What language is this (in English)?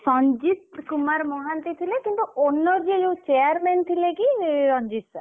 Odia